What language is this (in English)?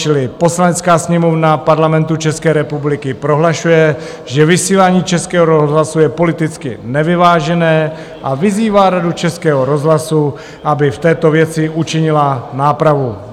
Czech